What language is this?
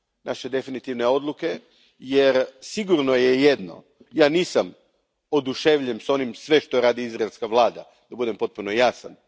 Croatian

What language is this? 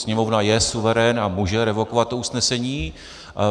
Czech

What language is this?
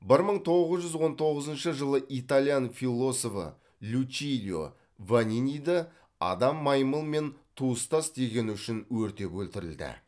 Kazakh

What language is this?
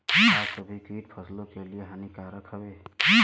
Bhojpuri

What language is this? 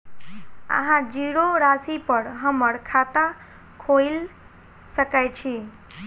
Maithili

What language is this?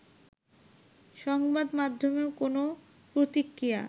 Bangla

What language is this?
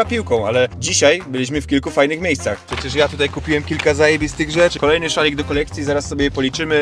Polish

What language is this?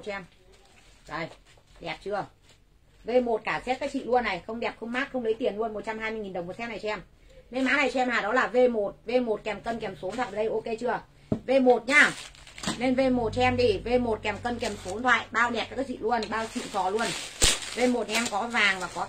Vietnamese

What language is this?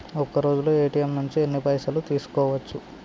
Telugu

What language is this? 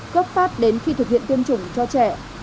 Vietnamese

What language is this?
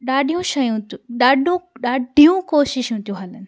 Sindhi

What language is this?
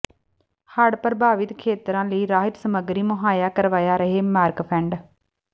Punjabi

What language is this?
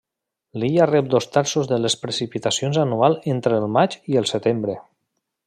Catalan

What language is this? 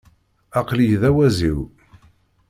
Kabyle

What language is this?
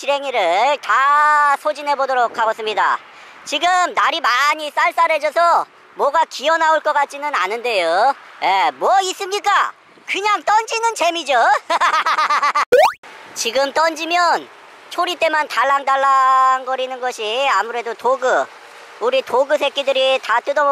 Korean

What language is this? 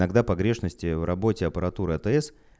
Russian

